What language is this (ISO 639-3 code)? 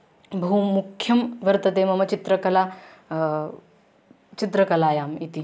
san